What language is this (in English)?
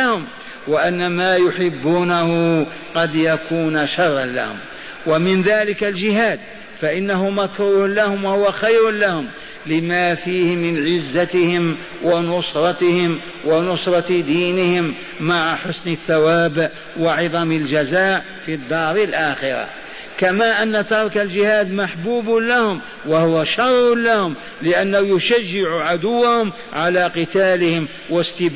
Arabic